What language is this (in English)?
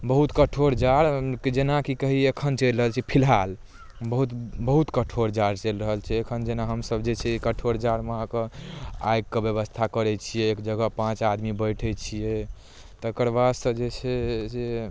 Maithili